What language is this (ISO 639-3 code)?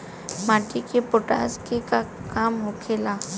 bho